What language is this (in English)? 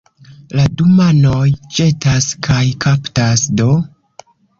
Esperanto